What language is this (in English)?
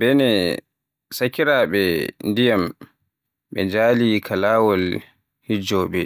Borgu Fulfulde